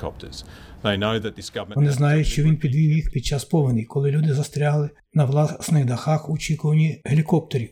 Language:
Ukrainian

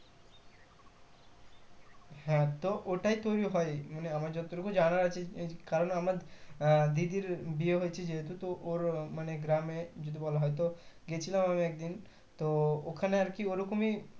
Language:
Bangla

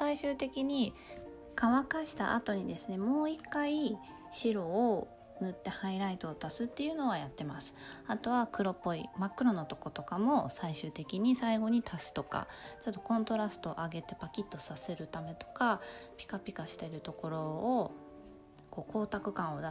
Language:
Japanese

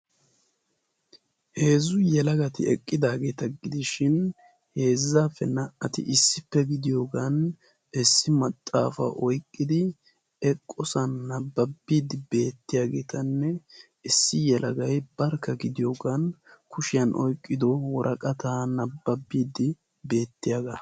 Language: Wolaytta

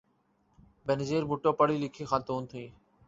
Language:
Urdu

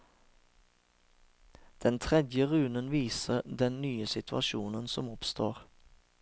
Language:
Norwegian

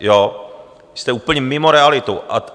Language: Czech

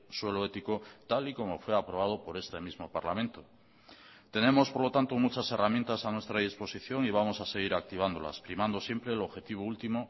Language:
Spanish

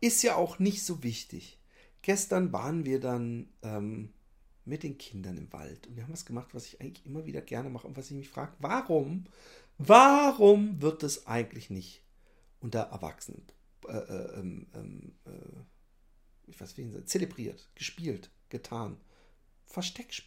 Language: German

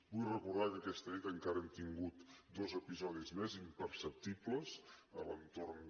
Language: Catalan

